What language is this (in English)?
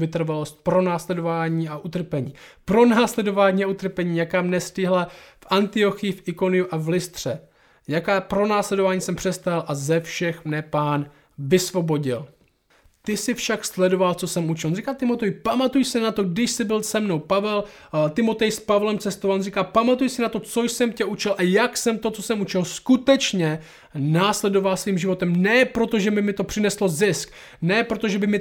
Czech